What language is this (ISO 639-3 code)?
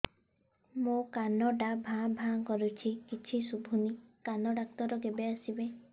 ori